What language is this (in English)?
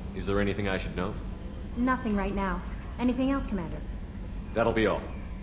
English